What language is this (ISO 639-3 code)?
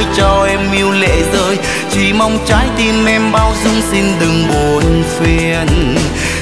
vie